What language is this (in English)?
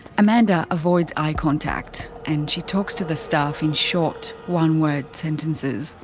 English